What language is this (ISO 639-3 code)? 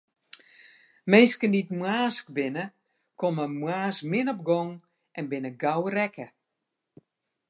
fry